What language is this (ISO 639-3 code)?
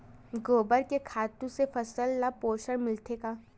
hne